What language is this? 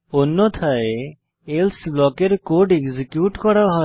Bangla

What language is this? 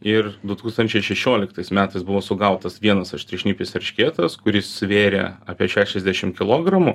Lithuanian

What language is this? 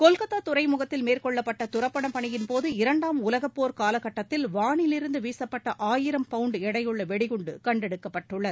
Tamil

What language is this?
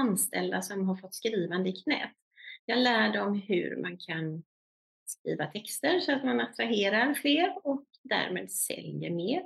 Swedish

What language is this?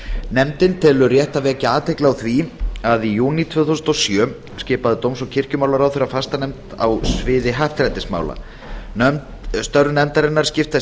Icelandic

